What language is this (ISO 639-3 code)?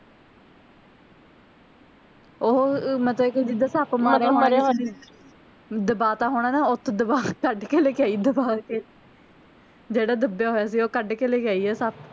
pan